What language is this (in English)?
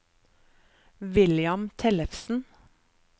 Norwegian